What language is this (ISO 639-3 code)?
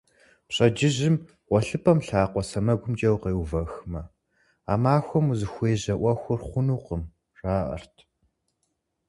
kbd